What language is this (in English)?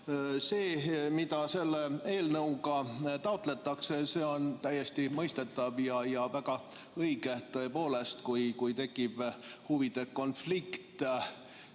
Estonian